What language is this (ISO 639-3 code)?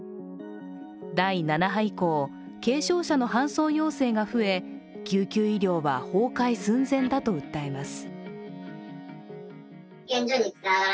jpn